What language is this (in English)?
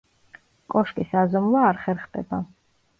Georgian